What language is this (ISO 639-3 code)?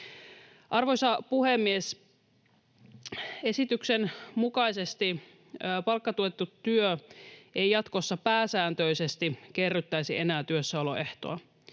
fin